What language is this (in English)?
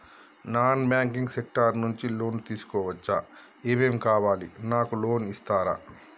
Telugu